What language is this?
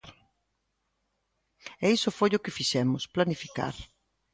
Galician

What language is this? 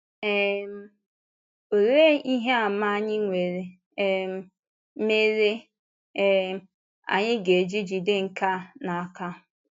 Igbo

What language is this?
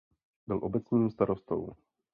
Czech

